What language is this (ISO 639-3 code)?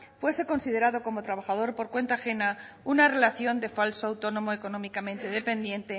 spa